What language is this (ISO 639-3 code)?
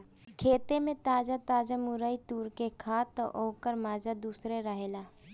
bho